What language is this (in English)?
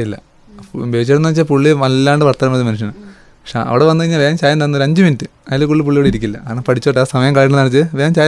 Malayalam